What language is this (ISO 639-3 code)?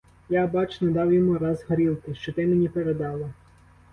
ukr